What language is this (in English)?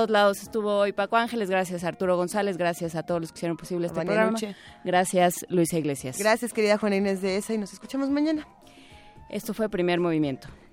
Spanish